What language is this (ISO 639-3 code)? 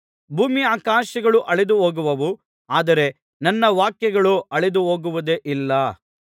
kan